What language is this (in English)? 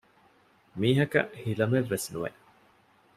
Divehi